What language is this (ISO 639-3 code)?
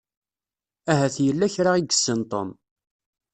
kab